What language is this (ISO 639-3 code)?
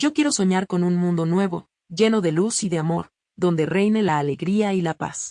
spa